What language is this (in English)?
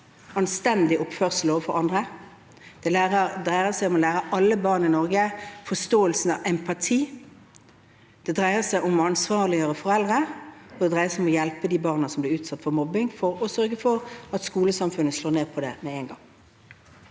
Norwegian